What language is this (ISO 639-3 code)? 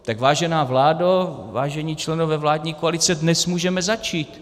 ces